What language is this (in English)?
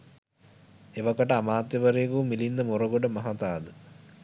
Sinhala